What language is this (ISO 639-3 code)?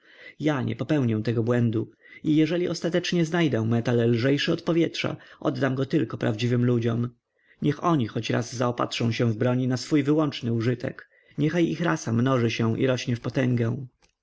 pol